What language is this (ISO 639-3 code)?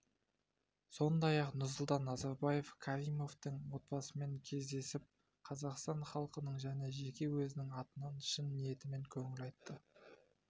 kaz